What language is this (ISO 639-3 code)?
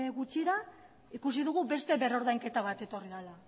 eus